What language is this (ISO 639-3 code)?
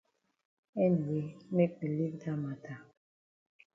wes